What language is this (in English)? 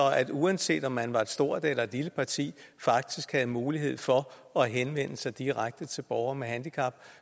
Danish